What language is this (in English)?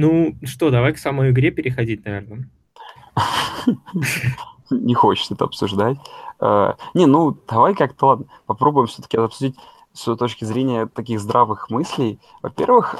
Russian